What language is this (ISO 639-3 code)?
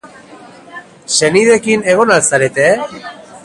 eus